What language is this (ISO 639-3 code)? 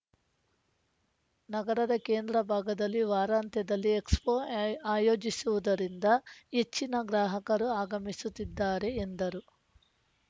kan